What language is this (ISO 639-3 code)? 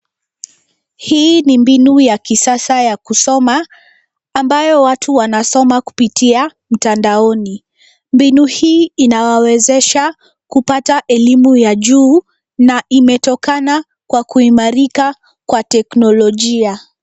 swa